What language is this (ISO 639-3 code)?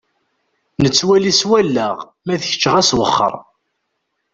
kab